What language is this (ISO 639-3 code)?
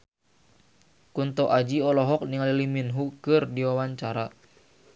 sun